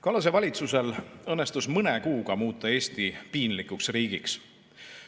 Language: Estonian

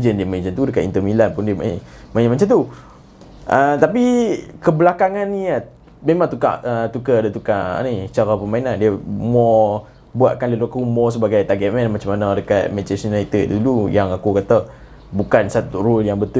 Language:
Malay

